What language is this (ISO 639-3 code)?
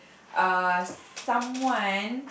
eng